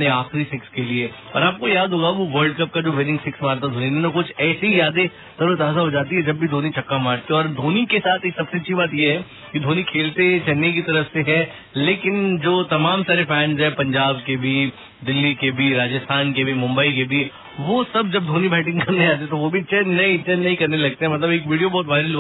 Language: Hindi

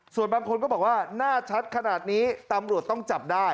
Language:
Thai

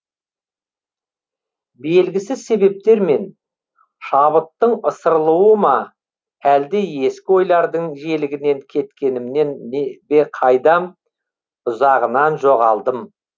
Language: Kazakh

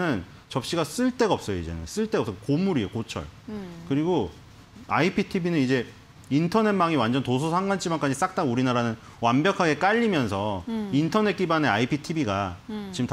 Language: Korean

